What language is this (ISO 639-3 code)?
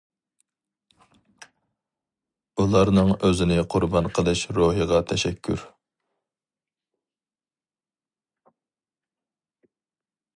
uig